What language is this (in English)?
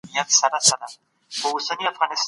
Pashto